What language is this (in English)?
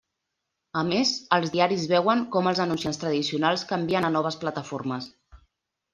Catalan